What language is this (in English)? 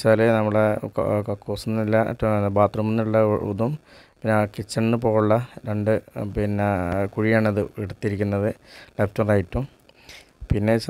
French